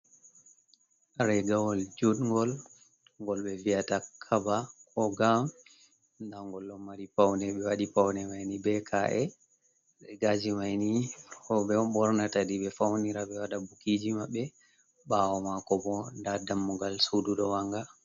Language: Fula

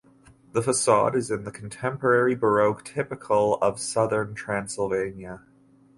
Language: English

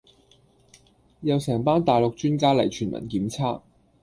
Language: Cantonese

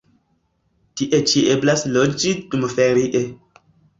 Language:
Esperanto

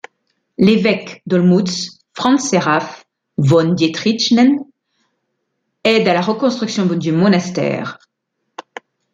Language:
French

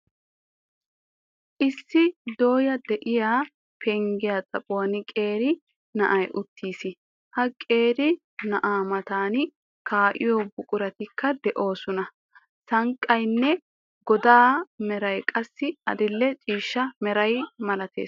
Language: Wolaytta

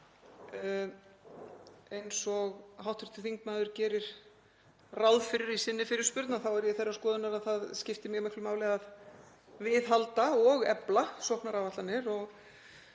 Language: Icelandic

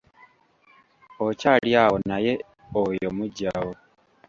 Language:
Ganda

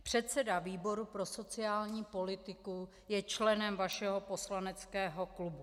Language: Czech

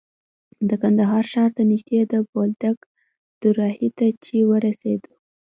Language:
Pashto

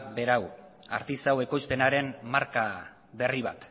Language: Basque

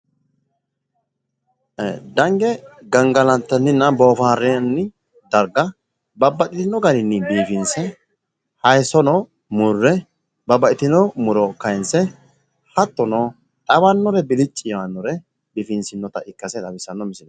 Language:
Sidamo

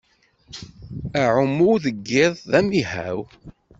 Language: Kabyle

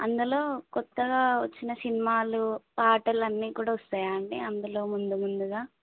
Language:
Telugu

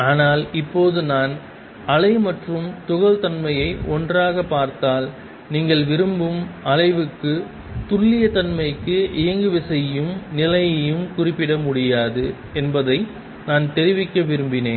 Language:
Tamil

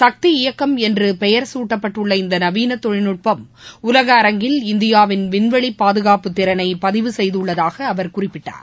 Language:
Tamil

